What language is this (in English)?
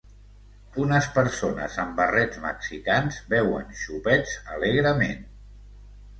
Catalan